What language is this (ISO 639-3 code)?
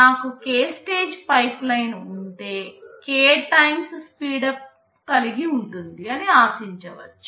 tel